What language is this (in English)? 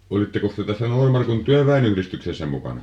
Finnish